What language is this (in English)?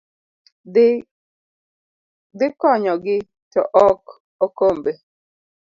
Luo (Kenya and Tanzania)